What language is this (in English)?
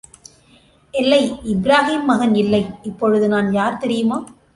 Tamil